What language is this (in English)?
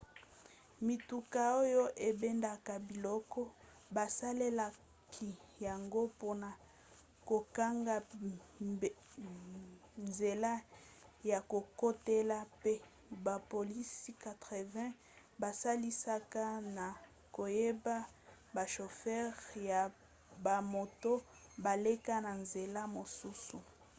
Lingala